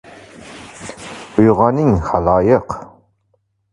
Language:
Uzbek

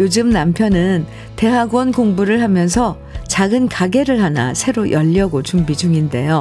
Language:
Korean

